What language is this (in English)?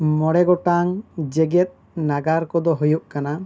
Santali